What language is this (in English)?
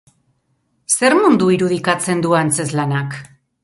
Basque